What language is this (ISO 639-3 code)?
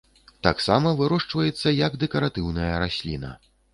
bel